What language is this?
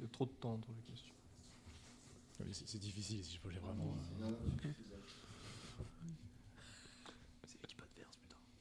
French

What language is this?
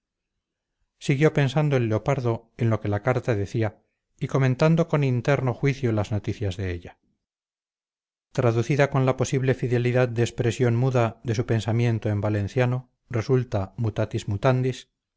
Spanish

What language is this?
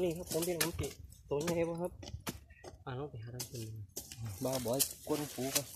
Thai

